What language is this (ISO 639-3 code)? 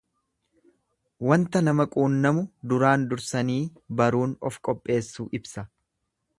orm